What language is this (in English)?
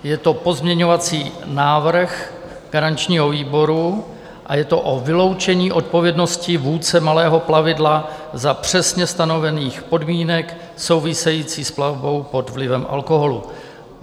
Czech